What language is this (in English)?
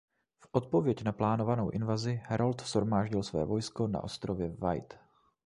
Czech